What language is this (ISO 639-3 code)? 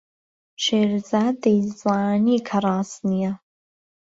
ckb